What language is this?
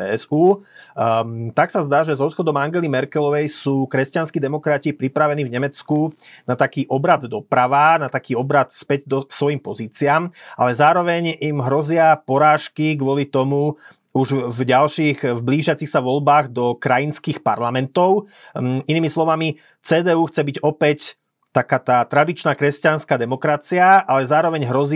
Slovak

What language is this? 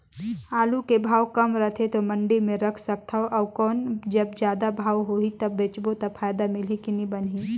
Chhattisgarhi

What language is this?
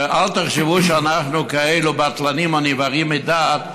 Hebrew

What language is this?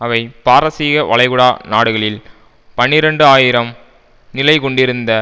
Tamil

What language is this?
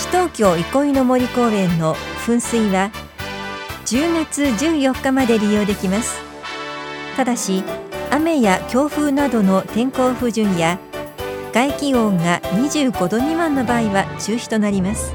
Japanese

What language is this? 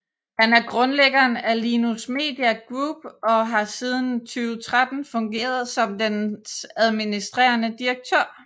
Danish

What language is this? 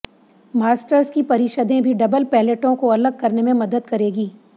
Hindi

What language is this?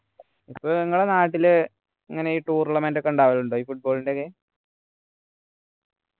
Malayalam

